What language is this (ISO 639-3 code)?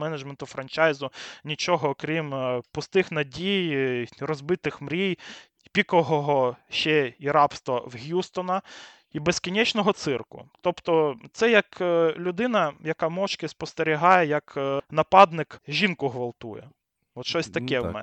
ukr